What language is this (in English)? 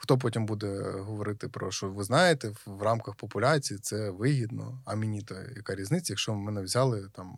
Ukrainian